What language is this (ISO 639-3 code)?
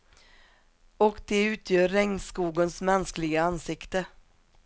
swe